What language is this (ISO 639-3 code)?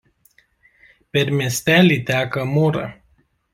lit